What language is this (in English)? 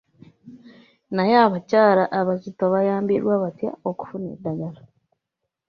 Ganda